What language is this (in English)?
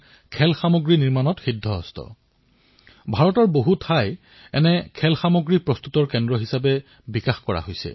Assamese